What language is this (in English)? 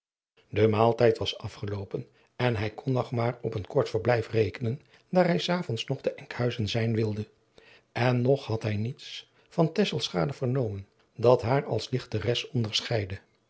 Dutch